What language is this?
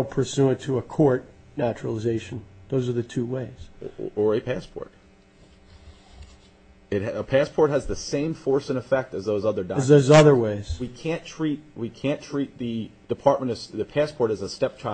English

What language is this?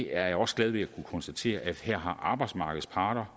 Danish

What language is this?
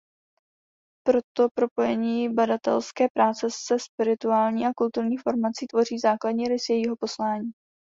Czech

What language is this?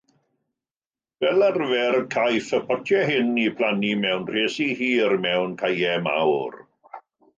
Welsh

